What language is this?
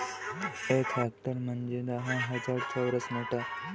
Marathi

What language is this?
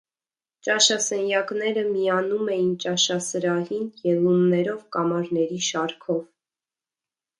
Armenian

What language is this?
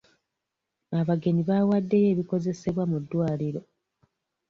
Ganda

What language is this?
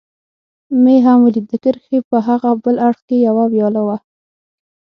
Pashto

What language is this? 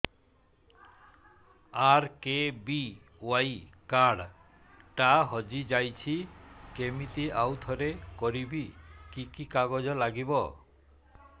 Odia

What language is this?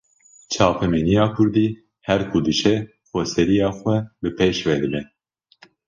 Kurdish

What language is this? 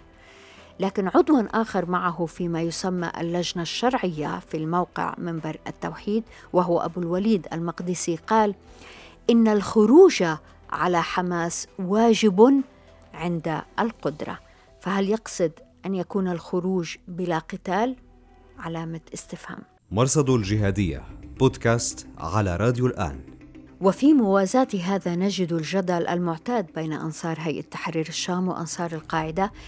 Arabic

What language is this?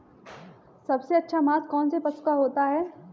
Hindi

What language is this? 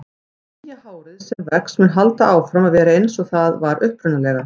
Icelandic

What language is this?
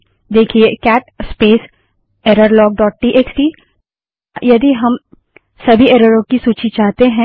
Hindi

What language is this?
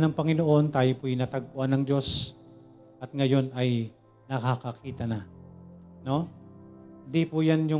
Filipino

